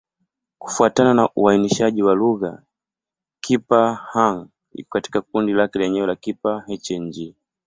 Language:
Swahili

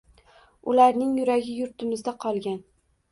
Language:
Uzbek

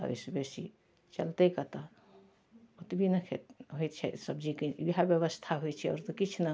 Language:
Maithili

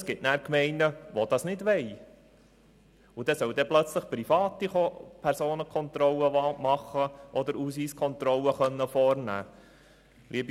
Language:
Swiss German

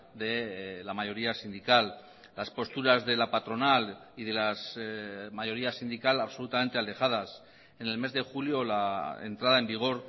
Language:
Spanish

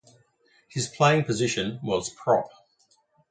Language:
English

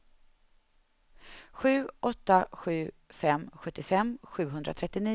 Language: Swedish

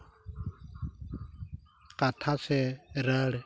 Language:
Santali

